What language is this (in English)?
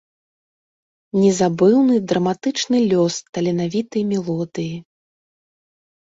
Belarusian